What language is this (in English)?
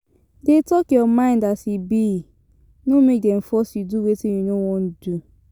Nigerian Pidgin